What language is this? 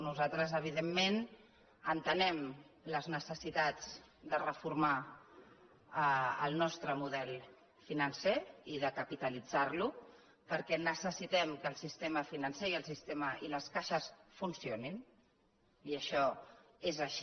Catalan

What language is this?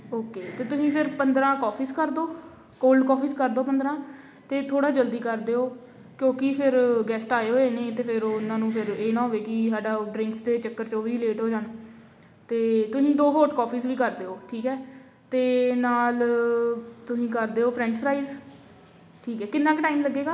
Punjabi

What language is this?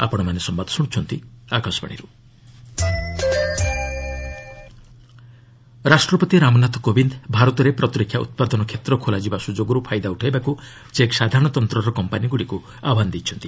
Odia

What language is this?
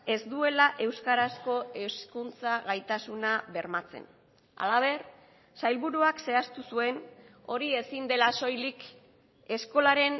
Basque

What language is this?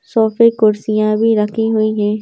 Hindi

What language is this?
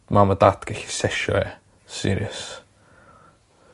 Welsh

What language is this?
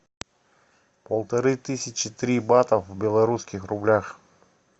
Russian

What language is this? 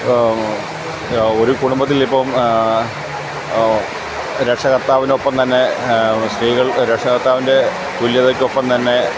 Malayalam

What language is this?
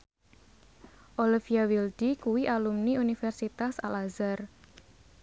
Javanese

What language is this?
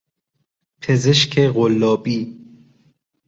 Persian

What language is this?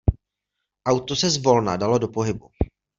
Czech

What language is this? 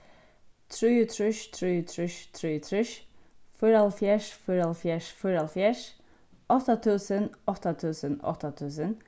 Faroese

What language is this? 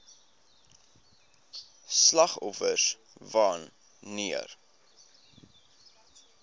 Afrikaans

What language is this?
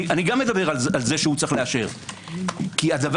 Hebrew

